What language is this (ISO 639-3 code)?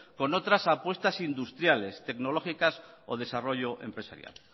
spa